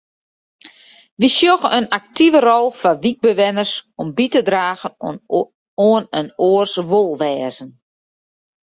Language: Western Frisian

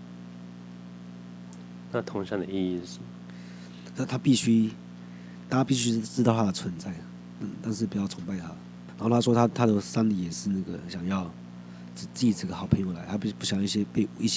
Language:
Chinese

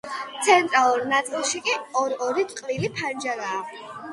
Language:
Georgian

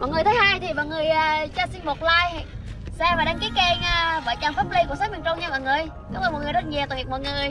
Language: Vietnamese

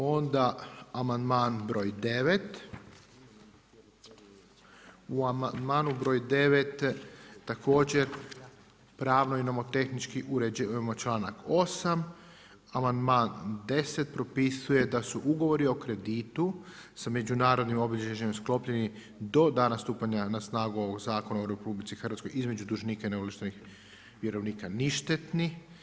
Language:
Croatian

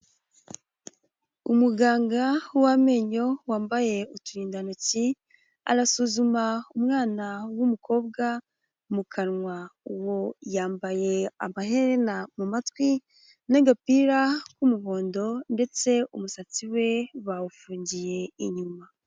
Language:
Kinyarwanda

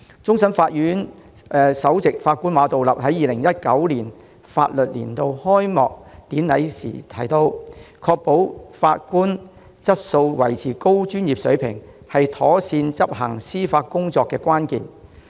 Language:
Cantonese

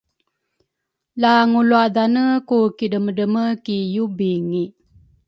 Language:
Rukai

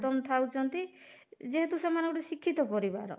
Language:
Odia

